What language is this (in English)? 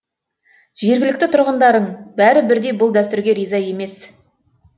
Kazakh